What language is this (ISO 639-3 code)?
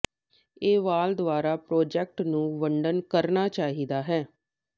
pan